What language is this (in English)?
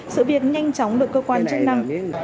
Vietnamese